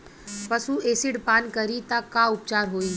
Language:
Bhojpuri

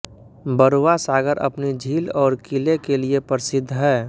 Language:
Hindi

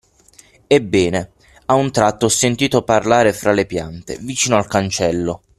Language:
Italian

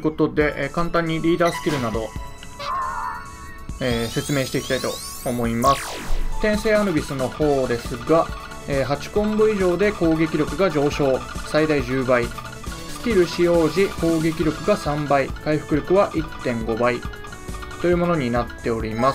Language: Japanese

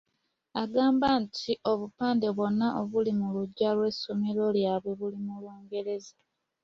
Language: Ganda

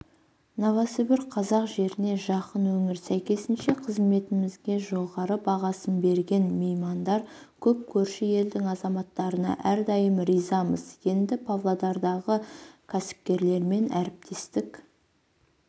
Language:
Kazakh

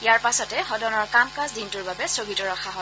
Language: Assamese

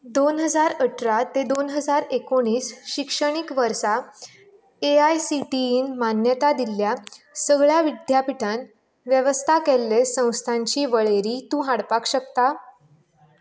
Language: Konkani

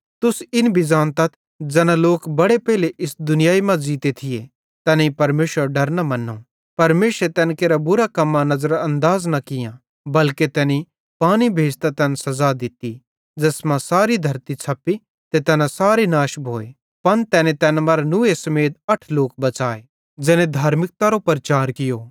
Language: Bhadrawahi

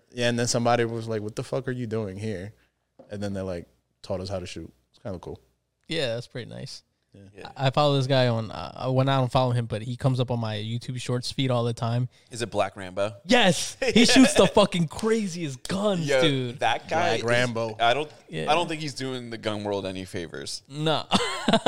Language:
English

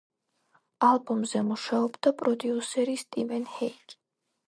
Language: Georgian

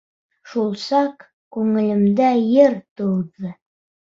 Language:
Bashkir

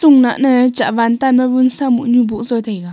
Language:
Wancho Naga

